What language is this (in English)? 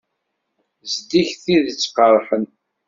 Kabyle